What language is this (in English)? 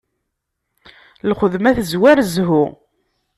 Kabyle